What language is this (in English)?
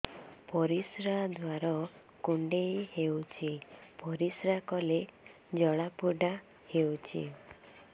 Odia